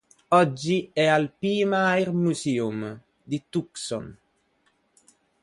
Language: Italian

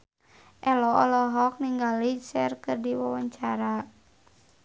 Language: Sundanese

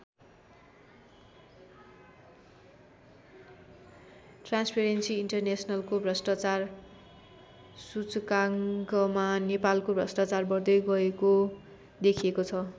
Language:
Nepali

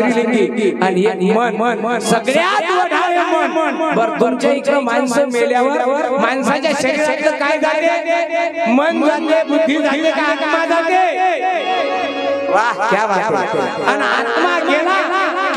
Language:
Indonesian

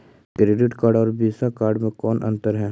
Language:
Magahi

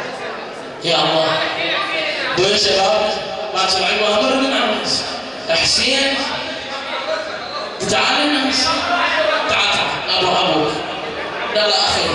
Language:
Arabic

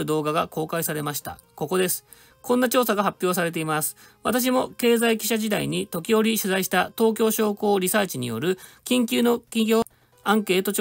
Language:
Japanese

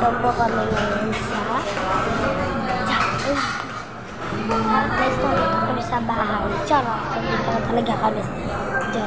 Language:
Filipino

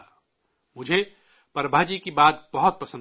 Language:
Urdu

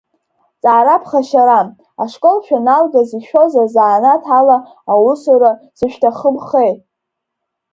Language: Abkhazian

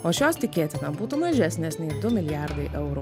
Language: Lithuanian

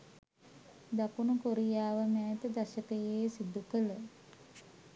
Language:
Sinhala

